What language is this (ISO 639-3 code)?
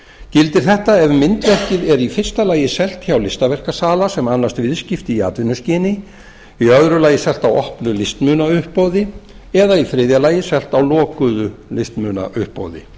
isl